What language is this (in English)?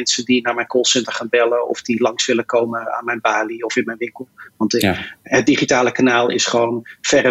Dutch